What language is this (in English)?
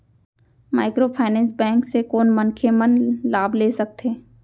Chhattisgarhi